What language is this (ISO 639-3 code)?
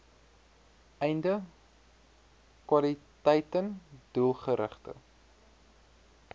afr